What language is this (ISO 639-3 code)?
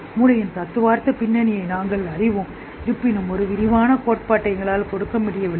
tam